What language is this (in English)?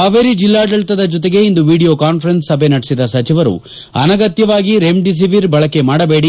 Kannada